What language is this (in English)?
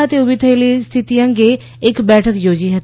Gujarati